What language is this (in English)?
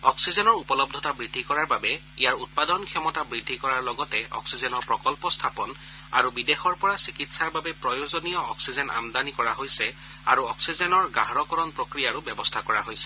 Assamese